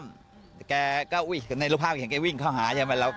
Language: Thai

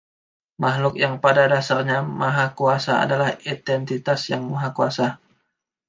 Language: Indonesian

